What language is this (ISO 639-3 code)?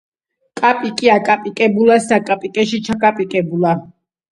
kat